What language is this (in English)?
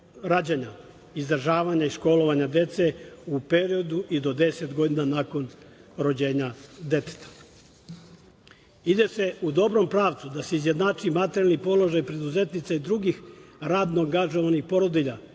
Serbian